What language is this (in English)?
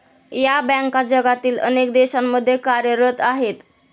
Marathi